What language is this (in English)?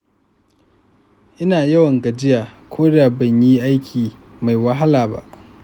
Hausa